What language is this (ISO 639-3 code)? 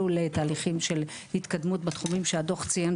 heb